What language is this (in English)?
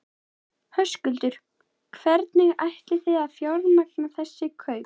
Icelandic